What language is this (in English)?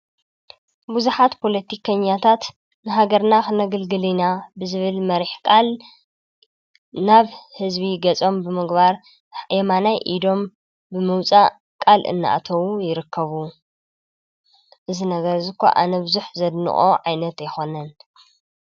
Tigrinya